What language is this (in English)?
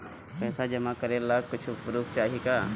Bhojpuri